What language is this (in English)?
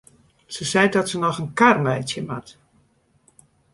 Western Frisian